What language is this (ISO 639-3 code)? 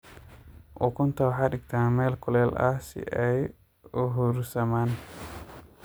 som